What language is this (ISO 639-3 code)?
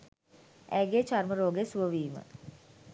sin